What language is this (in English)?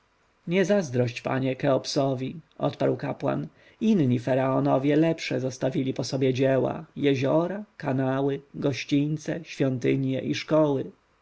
Polish